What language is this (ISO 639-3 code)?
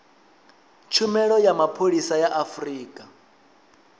ven